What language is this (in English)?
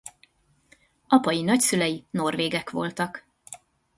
Hungarian